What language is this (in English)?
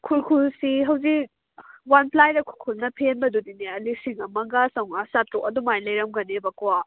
Manipuri